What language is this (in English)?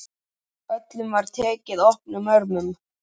Icelandic